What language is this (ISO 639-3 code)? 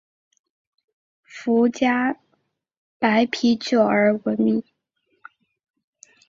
zho